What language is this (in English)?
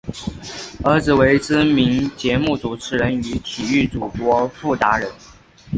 Chinese